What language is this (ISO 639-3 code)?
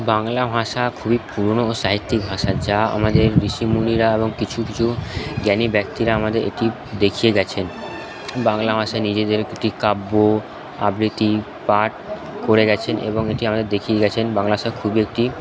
ben